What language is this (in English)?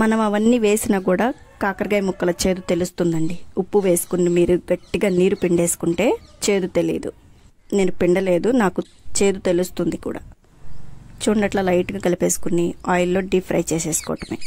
Telugu